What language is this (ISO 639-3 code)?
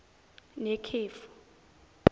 zul